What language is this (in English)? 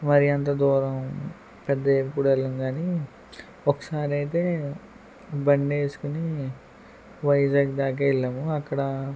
Telugu